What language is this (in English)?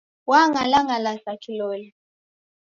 Taita